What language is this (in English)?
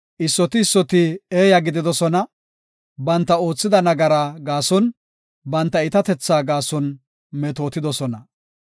Gofa